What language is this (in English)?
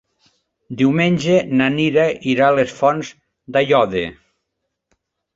Catalan